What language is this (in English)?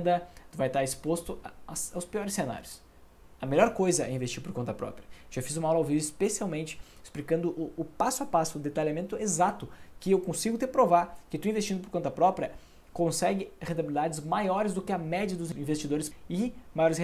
Portuguese